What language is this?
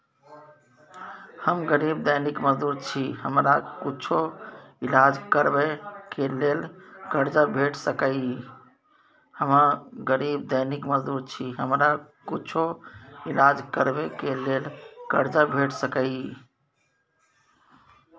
Maithili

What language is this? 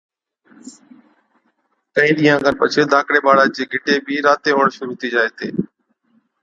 Od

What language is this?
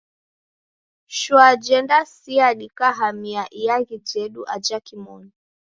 Taita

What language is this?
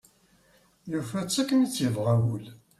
Kabyle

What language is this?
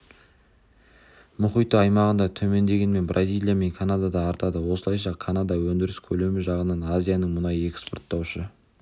Kazakh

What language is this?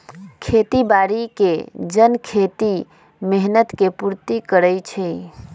Magahi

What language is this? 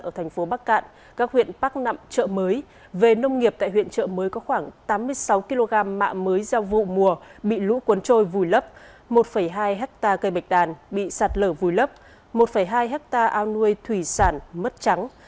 Vietnamese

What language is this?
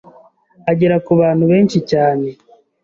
Kinyarwanda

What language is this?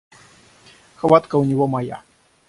Russian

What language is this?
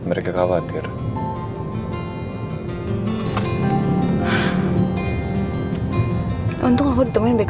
Indonesian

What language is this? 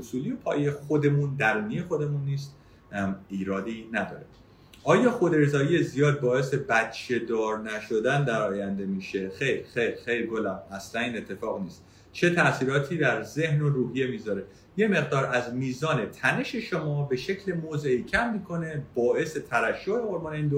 Persian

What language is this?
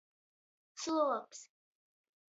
Latgalian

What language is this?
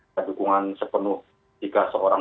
Indonesian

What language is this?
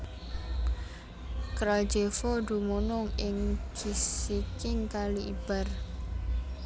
Javanese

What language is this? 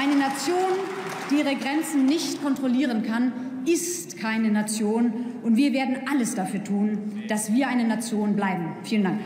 German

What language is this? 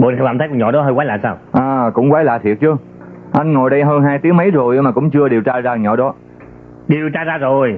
Vietnamese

